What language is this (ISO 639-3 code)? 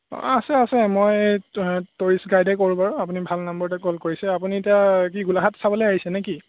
asm